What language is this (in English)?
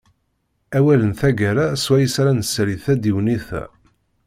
Kabyle